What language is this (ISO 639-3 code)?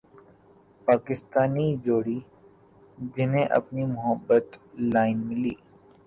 urd